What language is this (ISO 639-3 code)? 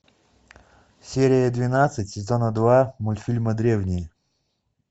rus